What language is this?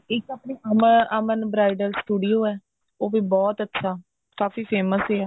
Punjabi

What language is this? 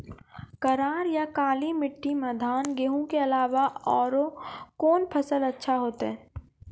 Maithili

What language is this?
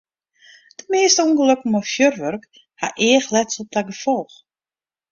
Western Frisian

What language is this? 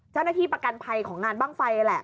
Thai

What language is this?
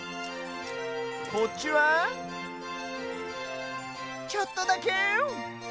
Japanese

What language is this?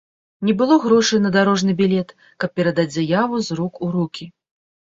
Belarusian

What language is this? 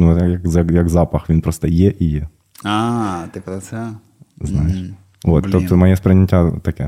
Ukrainian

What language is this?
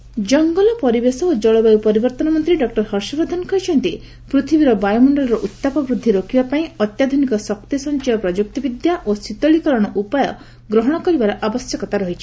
Odia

